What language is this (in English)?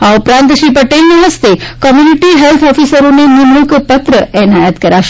Gujarati